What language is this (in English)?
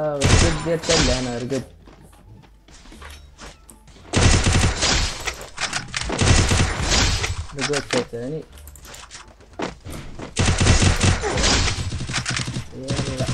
Arabic